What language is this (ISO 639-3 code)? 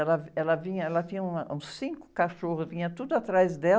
por